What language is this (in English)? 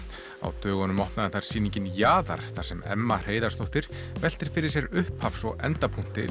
Icelandic